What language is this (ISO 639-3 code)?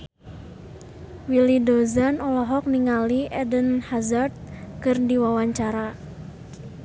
sun